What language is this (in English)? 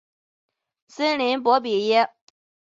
Chinese